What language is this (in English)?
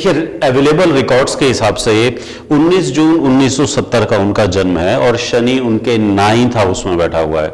Hindi